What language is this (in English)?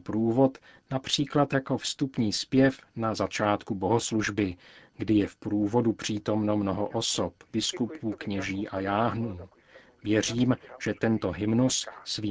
Czech